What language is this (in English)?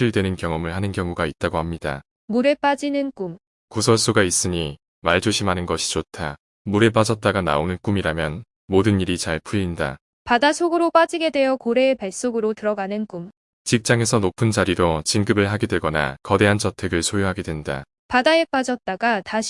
Korean